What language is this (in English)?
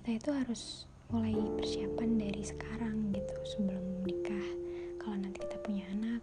Indonesian